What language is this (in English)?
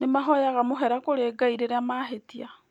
Kikuyu